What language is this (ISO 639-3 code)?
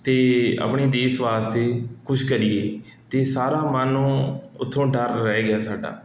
pan